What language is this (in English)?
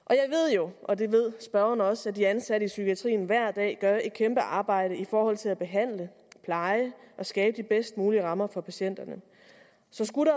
Danish